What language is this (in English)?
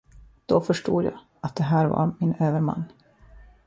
Swedish